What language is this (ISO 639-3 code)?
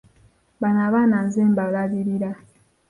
lug